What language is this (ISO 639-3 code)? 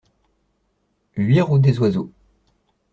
fra